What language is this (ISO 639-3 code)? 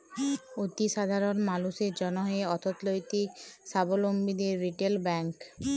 ben